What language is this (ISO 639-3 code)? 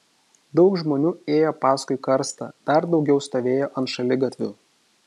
lit